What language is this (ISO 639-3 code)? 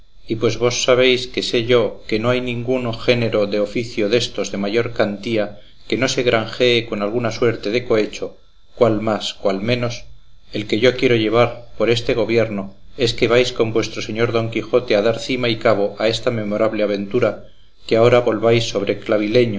spa